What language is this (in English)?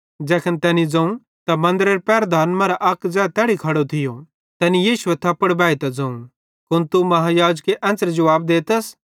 Bhadrawahi